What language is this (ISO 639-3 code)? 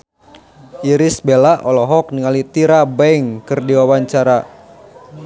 sun